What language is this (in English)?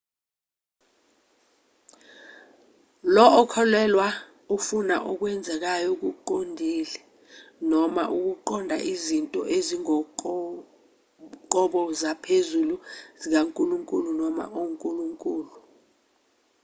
Zulu